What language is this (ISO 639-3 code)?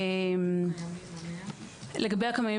heb